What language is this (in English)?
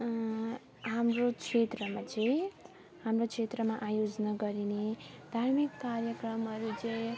Nepali